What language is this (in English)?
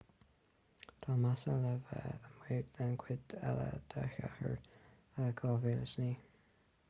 Irish